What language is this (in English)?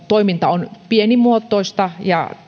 Finnish